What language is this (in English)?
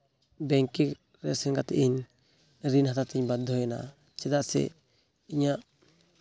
Santali